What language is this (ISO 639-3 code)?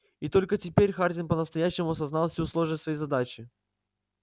rus